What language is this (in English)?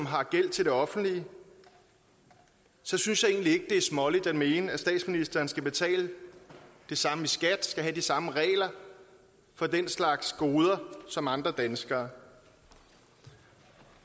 Danish